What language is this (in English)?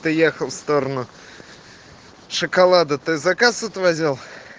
Russian